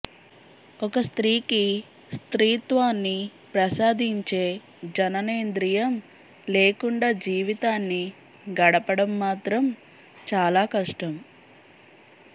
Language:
Telugu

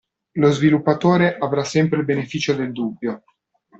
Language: Italian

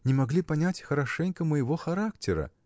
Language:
Russian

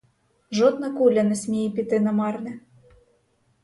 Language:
Ukrainian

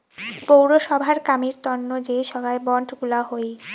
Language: Bangla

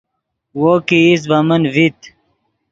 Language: Yidgha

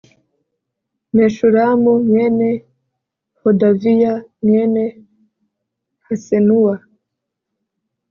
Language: Kinyarwanda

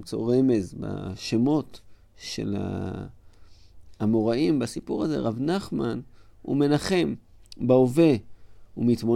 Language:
Hebrew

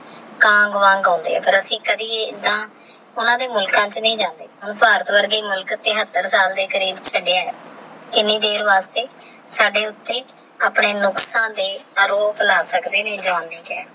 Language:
Punjabi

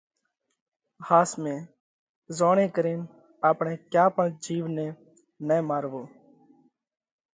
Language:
Parkari Koli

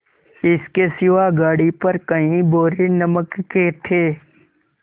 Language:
Hindi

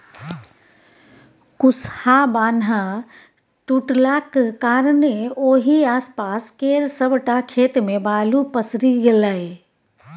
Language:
Maithili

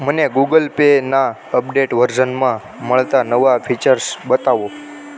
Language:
Gujarati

